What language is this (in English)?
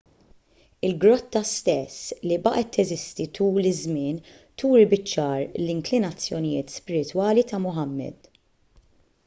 Maltese